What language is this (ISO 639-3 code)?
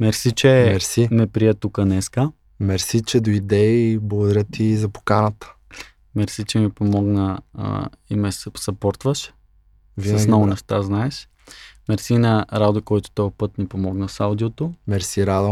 bul